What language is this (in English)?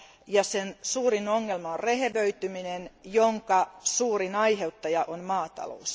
Finnish